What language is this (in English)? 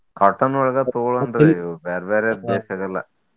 Kannada